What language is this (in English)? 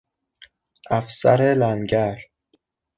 Persian